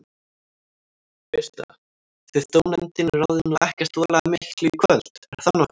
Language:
Icelandic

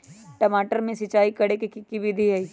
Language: Magahi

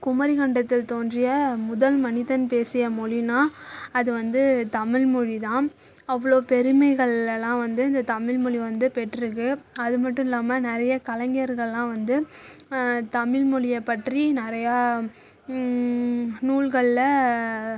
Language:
Tamil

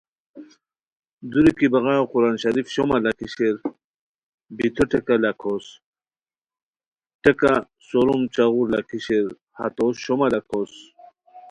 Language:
Khowar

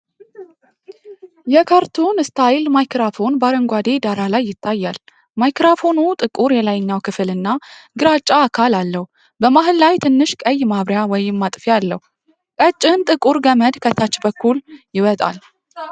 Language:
Amharic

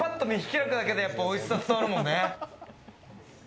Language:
Japanese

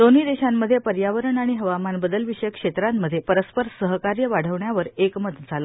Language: Marathi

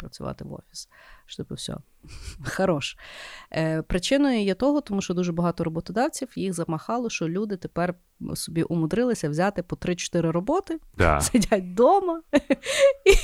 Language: Ukrainian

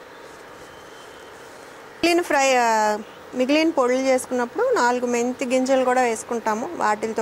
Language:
Telugu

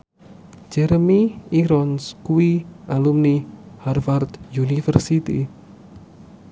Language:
Javanese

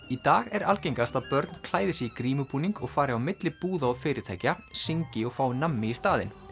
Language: Icelandic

